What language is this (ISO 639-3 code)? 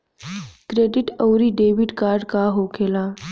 bho